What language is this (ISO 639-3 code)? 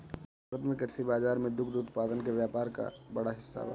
bho